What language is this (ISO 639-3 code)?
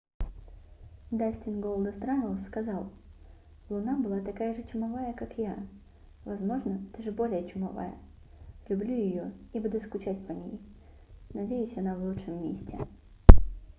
rus